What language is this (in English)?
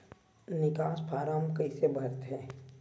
Chhattisgarhi